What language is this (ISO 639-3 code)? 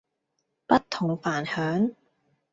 yue